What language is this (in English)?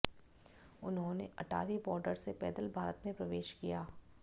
Hindi